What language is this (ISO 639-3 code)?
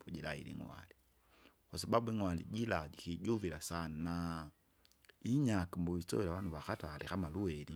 zga